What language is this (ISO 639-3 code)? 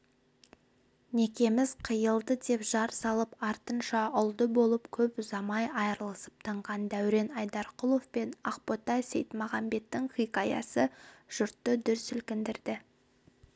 kaz